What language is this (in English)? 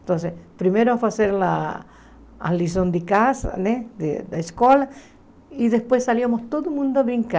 Portuguese